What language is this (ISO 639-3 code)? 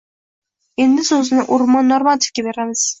uzb